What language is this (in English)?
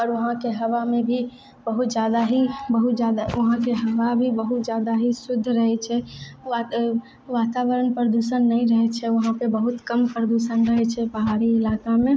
Maithili